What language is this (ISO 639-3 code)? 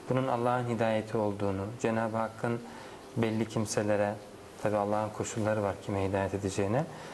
tur